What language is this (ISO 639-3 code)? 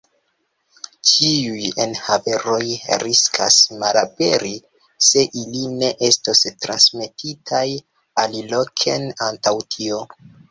epo